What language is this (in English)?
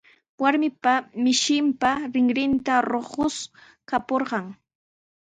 Sihuas Ancash Quechua